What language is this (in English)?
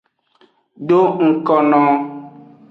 Aja (Benin)